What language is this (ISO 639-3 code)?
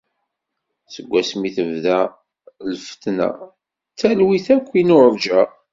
kab